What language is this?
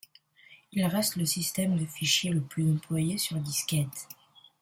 French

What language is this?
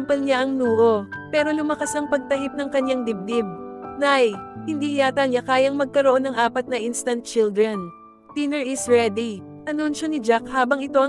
Filipino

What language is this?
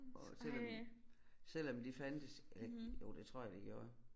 Danish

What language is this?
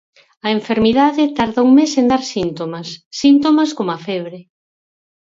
Galician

